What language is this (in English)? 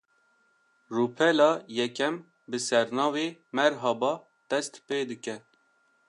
Kurdish